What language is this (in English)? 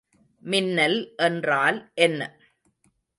Tamil